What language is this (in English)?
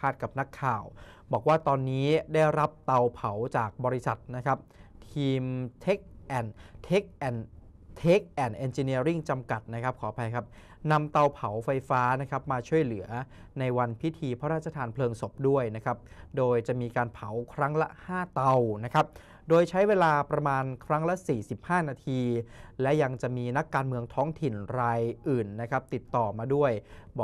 Thai